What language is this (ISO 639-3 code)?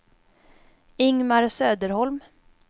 swe